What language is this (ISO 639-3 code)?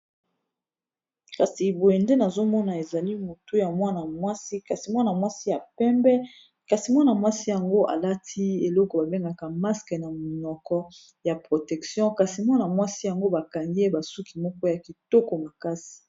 lin